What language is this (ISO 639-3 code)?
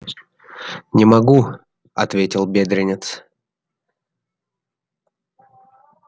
rus